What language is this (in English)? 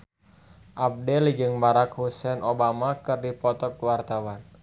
Sundanese